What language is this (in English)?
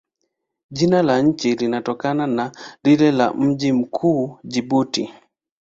Swahili